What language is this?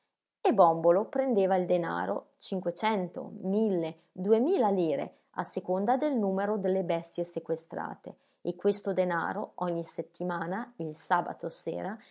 Italian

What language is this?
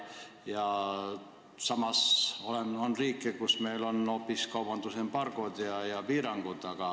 Estonian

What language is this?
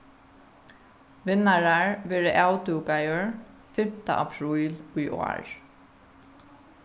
Faroese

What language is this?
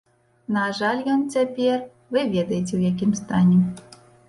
Belarusian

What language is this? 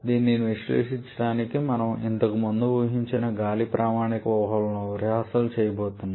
Telugu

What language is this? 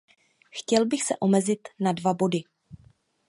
Czech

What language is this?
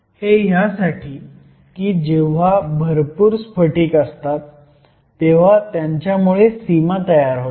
Marathi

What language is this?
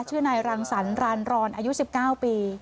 Thai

